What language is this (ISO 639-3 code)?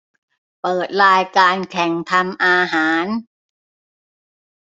tha